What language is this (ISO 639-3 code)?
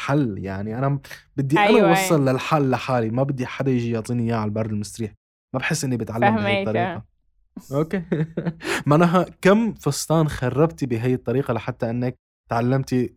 ara